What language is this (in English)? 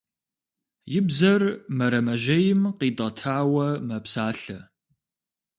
Kabardian